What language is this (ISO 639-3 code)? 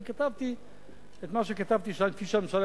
heb